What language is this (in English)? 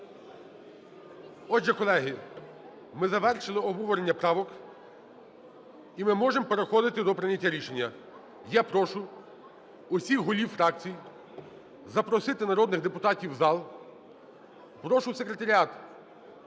Ukrainian